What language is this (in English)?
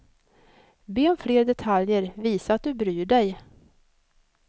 Swedish